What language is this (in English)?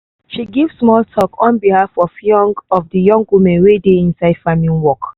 Nigerian Pidgin